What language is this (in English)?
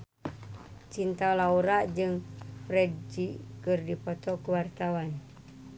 Sundanese